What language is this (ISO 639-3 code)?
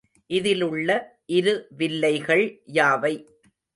tam